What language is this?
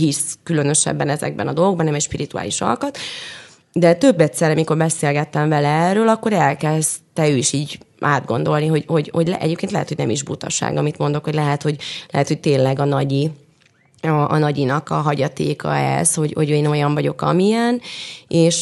Hungarian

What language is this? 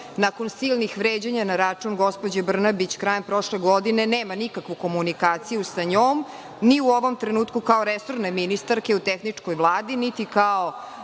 Serbian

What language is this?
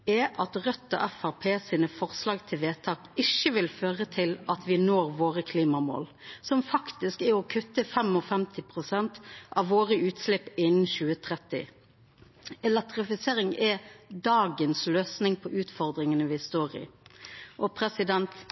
Norwegian Nynorsk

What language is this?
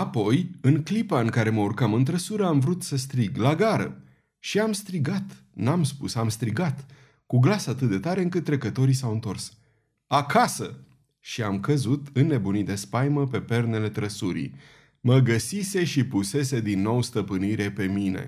Romanian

